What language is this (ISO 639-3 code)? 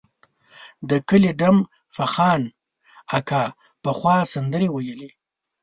pus